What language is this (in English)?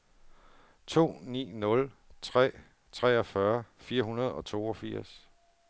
Danish